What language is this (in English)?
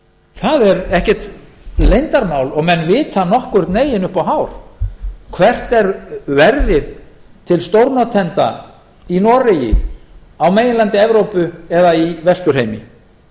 Icelandic